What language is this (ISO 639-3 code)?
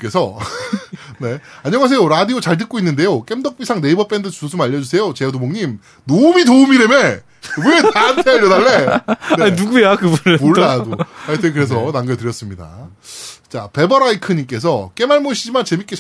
kor